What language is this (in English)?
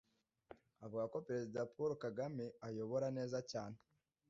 Kinyarwanda